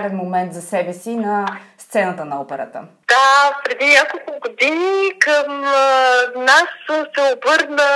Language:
Bulgarian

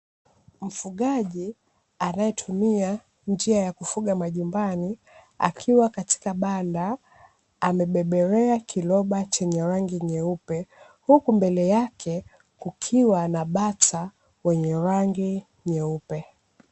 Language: Swahili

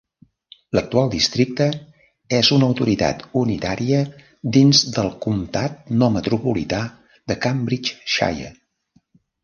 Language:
Catalan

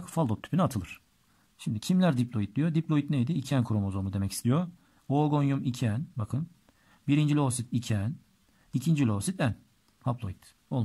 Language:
Turkish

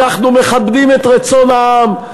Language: Hebrew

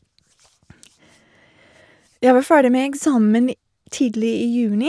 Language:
Norwegian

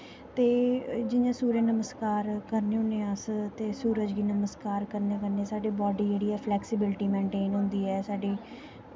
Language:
Dogri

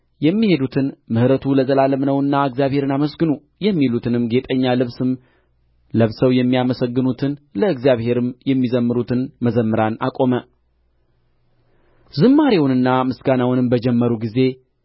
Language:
Amharic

